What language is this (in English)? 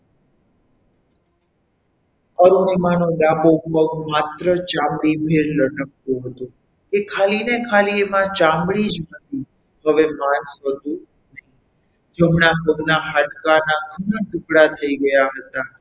Gujarati